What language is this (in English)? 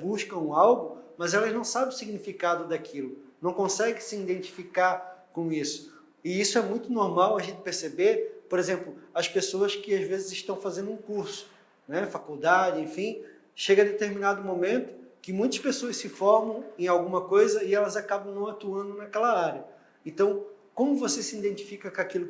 Portuguese